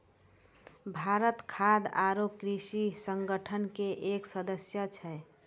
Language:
Maithili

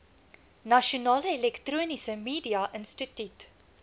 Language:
Afrikaans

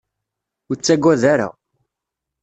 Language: Kabyle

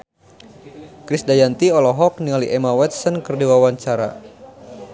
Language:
Sundanese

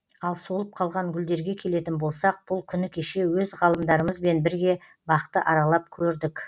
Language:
Kazakh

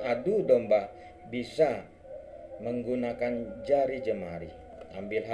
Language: Indonesian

